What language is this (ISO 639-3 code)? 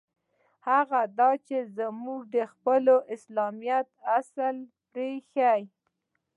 pus